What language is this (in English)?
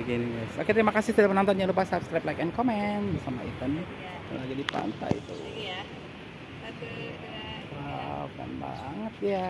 Indonesian